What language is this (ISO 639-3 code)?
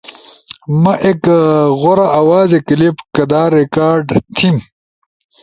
ush